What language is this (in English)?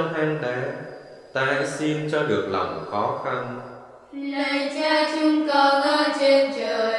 Vietnamese